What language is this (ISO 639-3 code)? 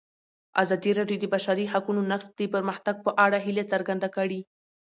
pus